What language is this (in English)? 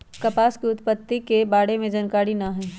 Magahi